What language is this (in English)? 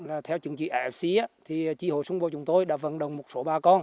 Vietnamese